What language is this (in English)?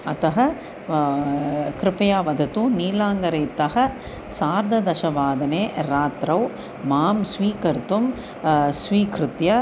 Sanskrit